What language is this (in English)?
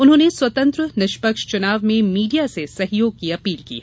Hindi